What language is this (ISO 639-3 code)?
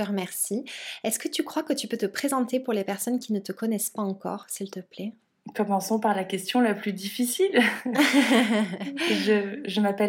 fra